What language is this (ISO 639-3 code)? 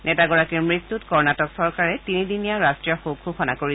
asm